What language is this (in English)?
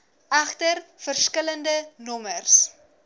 Afrikaans